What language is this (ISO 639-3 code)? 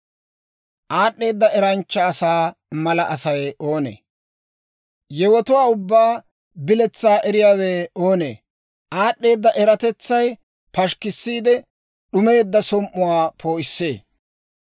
dwr